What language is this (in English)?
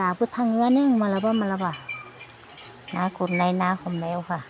Bodo